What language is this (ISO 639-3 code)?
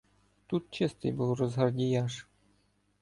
ukr